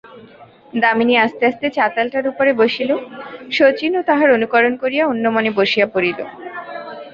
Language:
Bangla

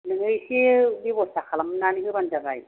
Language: Bodo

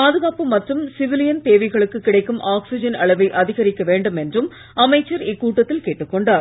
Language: Tamil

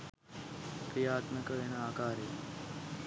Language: Sinhala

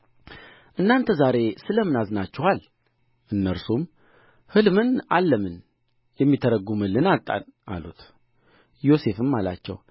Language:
Amharic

